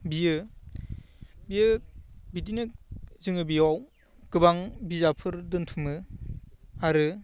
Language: Bodo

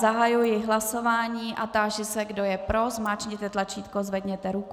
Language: Czech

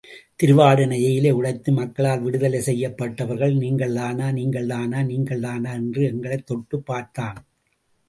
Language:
Tamil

